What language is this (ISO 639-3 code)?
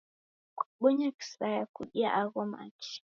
dav